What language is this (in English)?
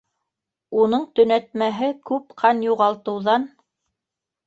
Bashkir